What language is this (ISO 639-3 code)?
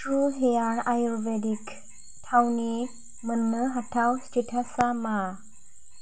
brx